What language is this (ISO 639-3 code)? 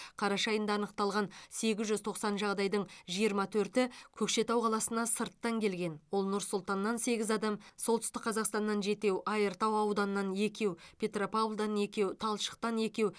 kaz